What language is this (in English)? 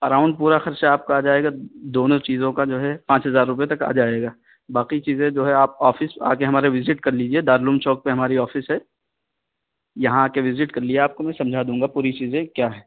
Urdu